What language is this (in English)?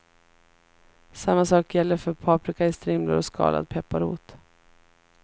Swedish